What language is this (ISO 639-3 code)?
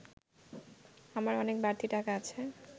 ben